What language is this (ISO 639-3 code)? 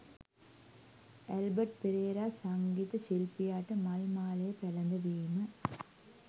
sin